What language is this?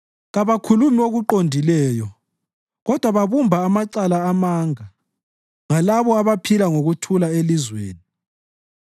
North Ndebele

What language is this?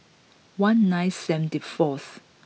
English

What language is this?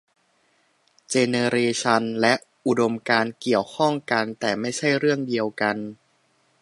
Thai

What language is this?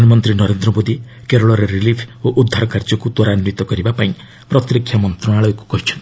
Odia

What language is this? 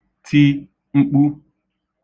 Igbo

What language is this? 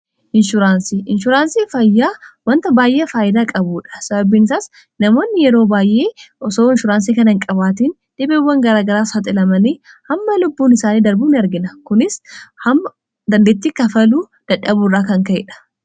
Oromo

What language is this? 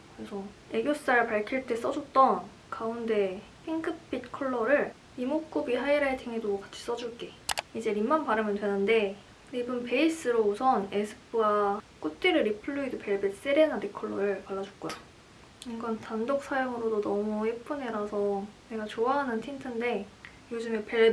Korean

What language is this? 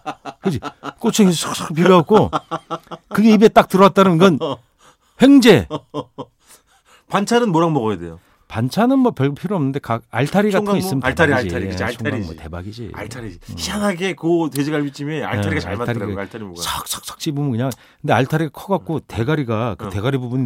Korean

